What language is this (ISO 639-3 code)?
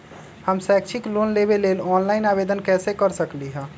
mag